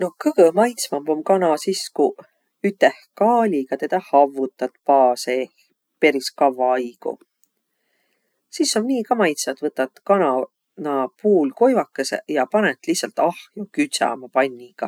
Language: Võro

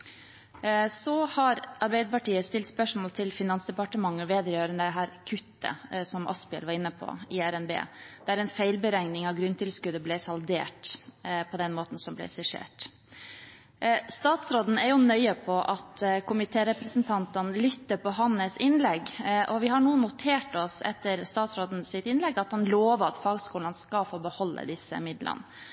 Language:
Norwegian Bokmål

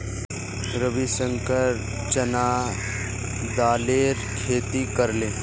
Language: Magahi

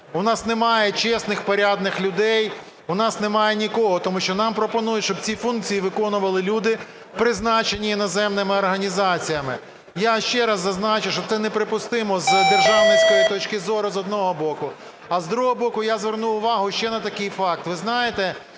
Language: Ukrainian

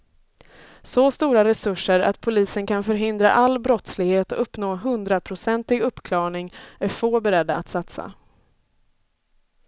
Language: Swedish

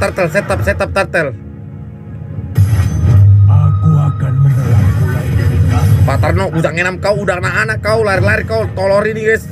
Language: Indonesian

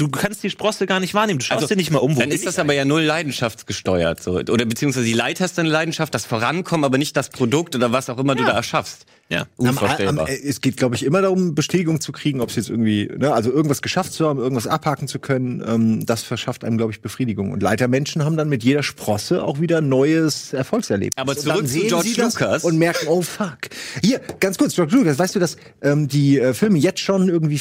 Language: German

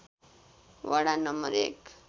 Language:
Nepali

